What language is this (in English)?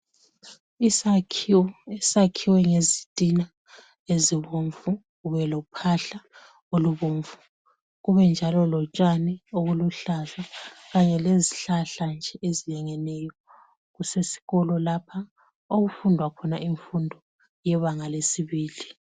North Ndebele